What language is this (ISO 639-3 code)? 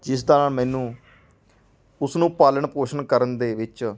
pan